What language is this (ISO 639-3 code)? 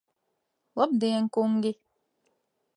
lav